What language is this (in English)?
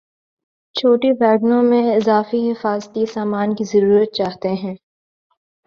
Urdu